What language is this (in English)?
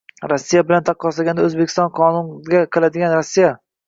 Uzbek